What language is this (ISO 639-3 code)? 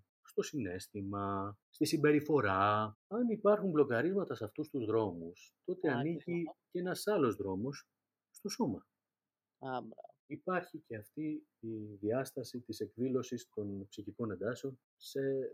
ell